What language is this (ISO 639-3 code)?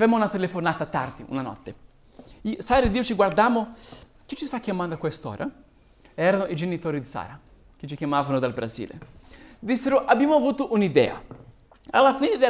ita